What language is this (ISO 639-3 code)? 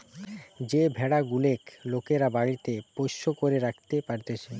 ben